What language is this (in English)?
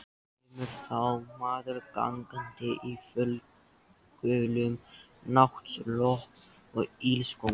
Icelandic